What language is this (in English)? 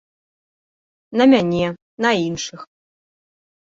Belarusian